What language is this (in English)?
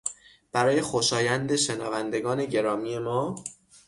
Persian